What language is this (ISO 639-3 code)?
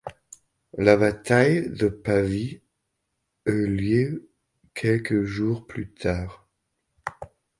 fra